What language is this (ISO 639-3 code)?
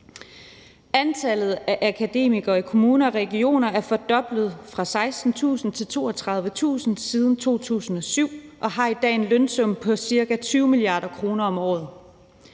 dan